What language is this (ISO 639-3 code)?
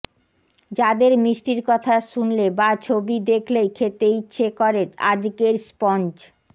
ben